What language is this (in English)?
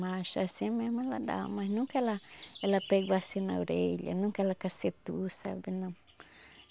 Portuguese